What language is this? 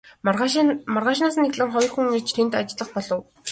Mongolian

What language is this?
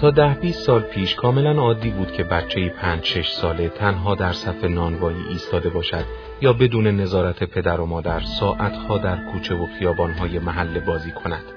Persian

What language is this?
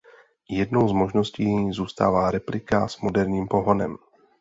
Czech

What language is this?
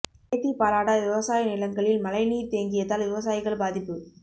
Tamil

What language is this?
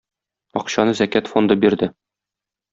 Tatar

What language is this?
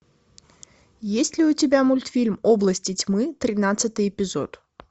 Russian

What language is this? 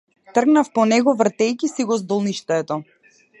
Macedonian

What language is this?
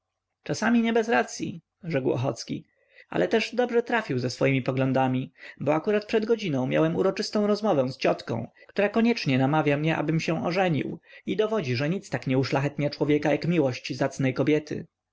Polish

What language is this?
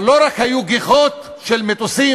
Hebrew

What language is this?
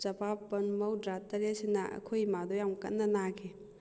Manipuri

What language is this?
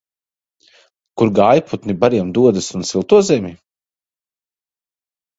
Latvian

